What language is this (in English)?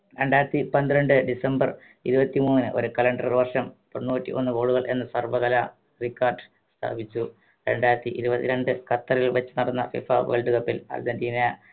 Malayalam